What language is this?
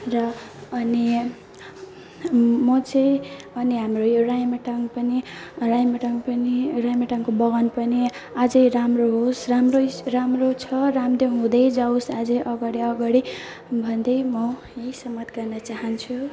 Nepali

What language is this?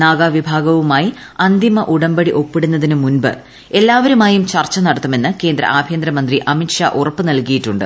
Malayalam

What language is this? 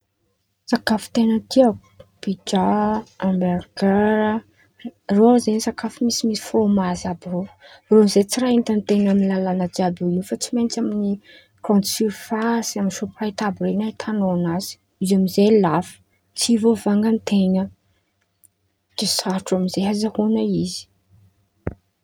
Antankarana Malagasy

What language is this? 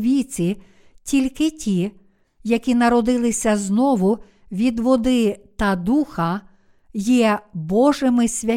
Ukrainian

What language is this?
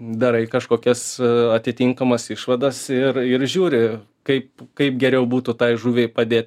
Lithuanian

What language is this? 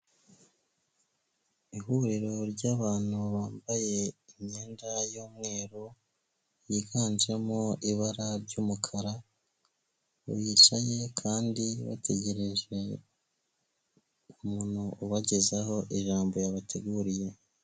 Kinyarwanda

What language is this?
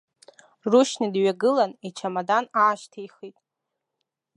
Abkhazian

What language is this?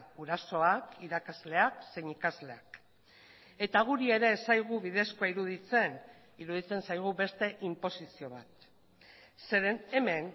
Basque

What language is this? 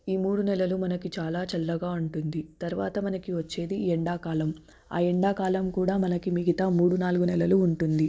Telugu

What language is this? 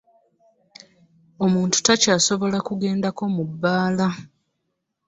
Ganda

